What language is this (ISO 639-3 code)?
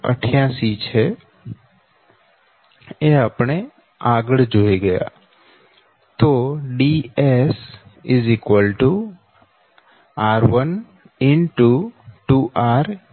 guj